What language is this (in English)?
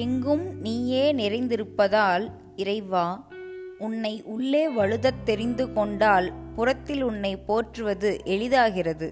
Tamil